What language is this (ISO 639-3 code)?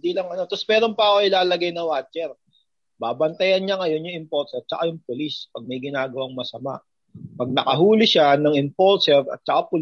fil